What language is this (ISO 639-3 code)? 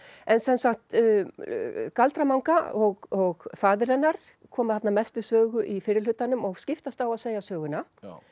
isl